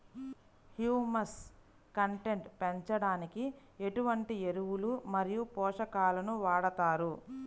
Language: Telugu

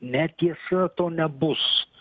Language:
Lithuanian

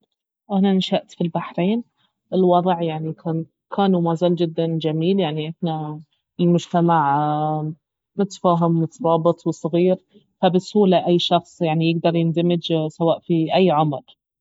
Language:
Baharna Arabic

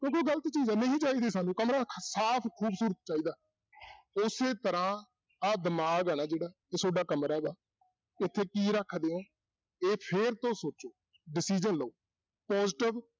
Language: Punjabi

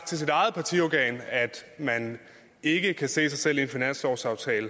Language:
Danish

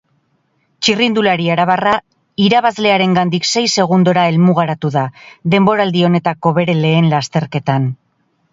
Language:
Basque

